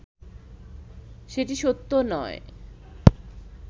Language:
Bangla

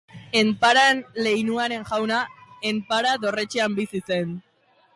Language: Basque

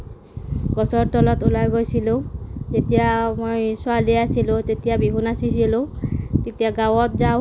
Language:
Assamese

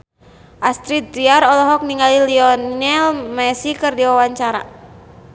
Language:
Sundanese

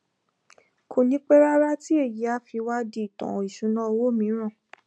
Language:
Yoruba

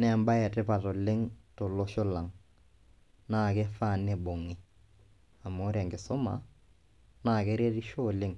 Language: Masai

